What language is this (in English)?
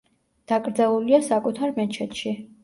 Georgian